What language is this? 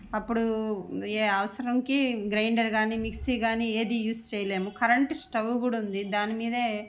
Telugu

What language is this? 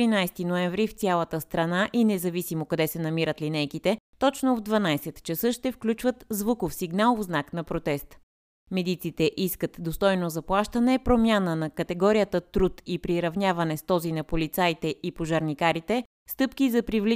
Bulgarian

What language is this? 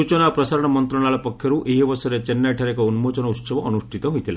Odia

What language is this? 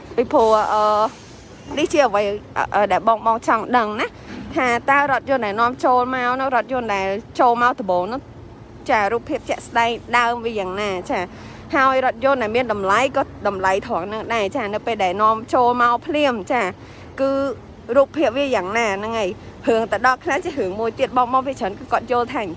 Thai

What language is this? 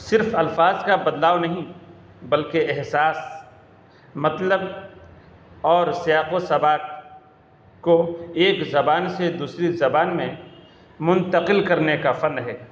Urdu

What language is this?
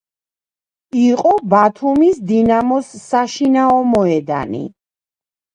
Georgian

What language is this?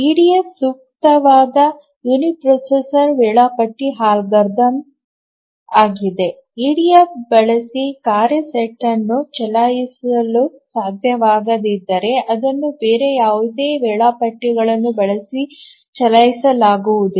Kannada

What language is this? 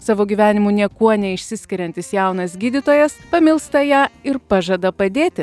Lithuanian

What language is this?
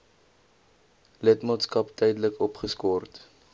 Afrikaans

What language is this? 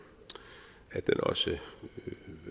Danish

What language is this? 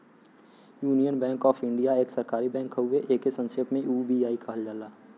Bhojpuri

